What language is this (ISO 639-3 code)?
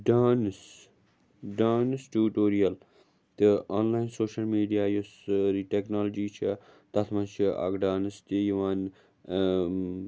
kas